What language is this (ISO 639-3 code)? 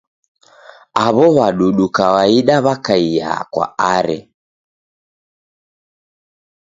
dav